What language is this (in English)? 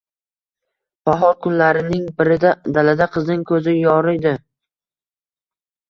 Uzbek